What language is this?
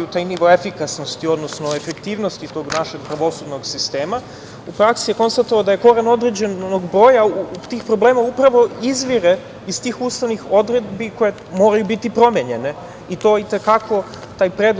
Serbian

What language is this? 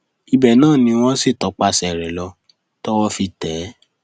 Yoruba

